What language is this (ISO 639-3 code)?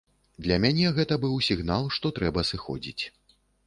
bel